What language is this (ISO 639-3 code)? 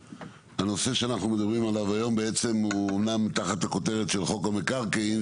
heb